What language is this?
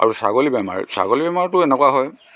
Assamese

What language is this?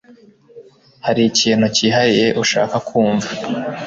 Kinyarwanda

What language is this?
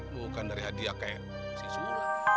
Indonesian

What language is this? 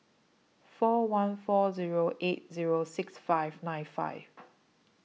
English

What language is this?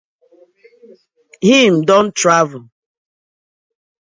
Nigerian Pidgin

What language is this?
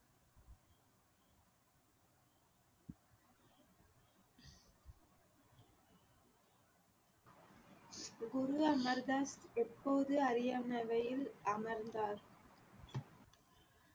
Tamil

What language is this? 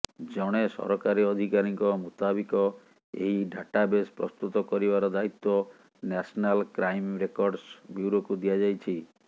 Odia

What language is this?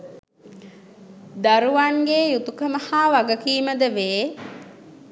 Sinhala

